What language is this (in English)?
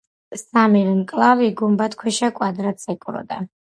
Georgian